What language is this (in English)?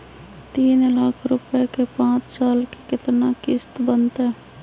Magahi